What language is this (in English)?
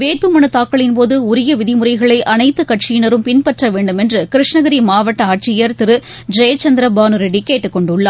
Tamil